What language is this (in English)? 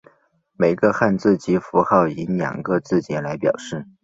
Chinese